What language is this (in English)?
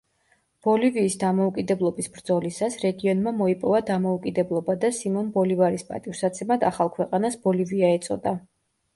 Georgian